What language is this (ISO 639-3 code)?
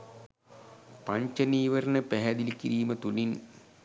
sin